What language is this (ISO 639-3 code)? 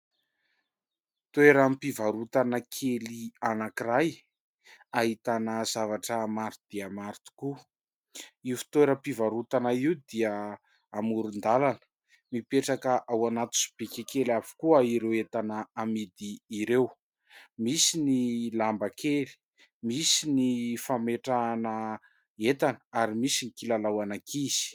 mlg